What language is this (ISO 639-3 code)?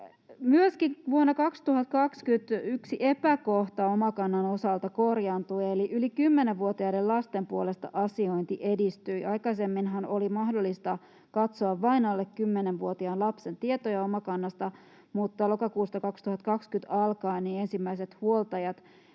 fin